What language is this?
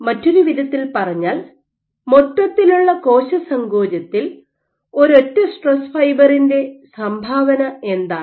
Malayalam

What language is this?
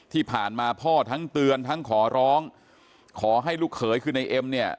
Thai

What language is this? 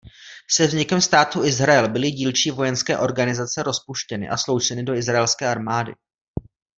Czech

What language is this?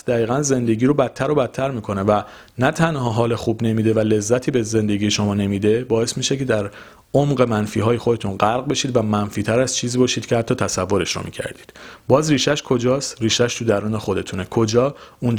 Persian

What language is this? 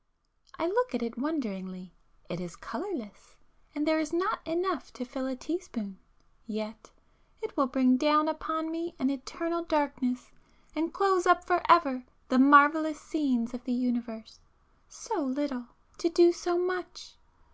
English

